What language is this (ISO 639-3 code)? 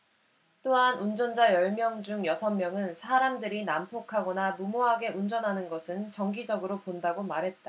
kor